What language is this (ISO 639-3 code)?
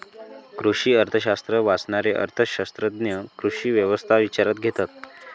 mar